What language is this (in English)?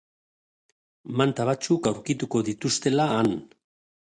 Basque